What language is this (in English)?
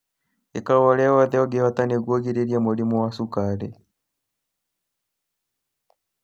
Kikuyu